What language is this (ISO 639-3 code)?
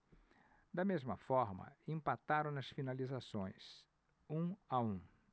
por